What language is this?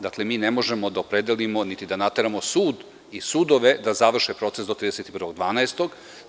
Serbian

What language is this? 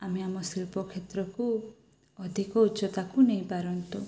Odia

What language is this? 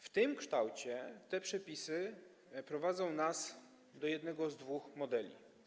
Polish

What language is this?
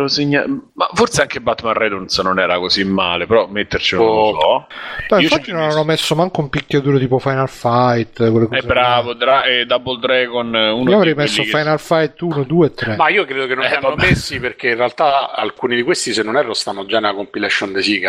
Italian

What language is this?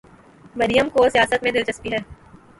Urdu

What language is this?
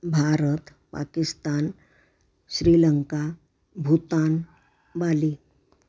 Marathi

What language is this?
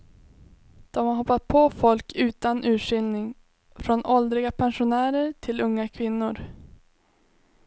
Swedish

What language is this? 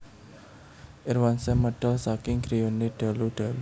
Javanese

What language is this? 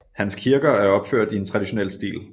Danish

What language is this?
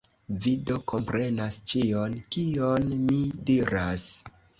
Esperanto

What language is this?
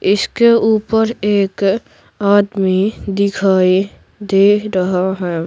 Hindi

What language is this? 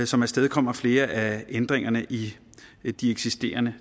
Danish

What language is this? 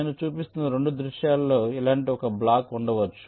Telugu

